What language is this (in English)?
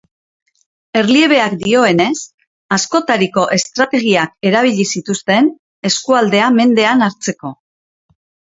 Basque